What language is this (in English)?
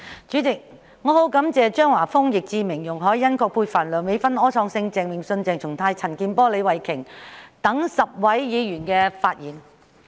Cantonese